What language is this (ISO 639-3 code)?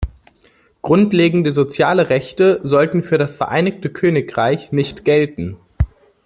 deu